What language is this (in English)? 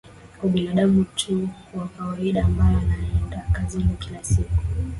Swahili